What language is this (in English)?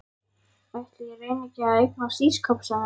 Icelandic